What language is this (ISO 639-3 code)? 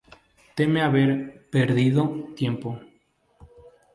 spa